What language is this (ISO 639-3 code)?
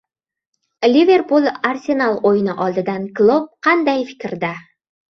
uzb